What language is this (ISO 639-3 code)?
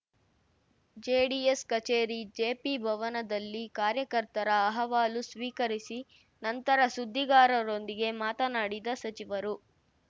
kan